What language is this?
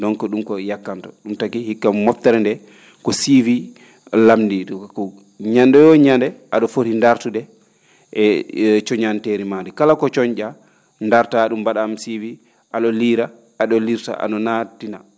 Fula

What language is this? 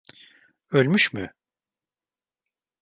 Turkish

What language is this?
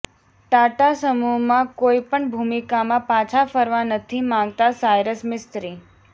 Gujarati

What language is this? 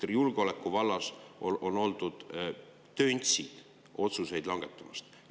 Estonian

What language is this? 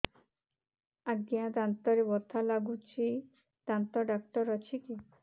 Odia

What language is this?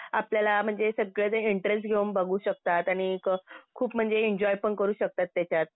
Marathi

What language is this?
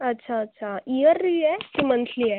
Marathi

